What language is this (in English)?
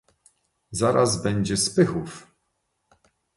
Polish